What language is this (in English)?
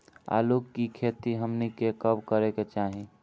Bhojpuri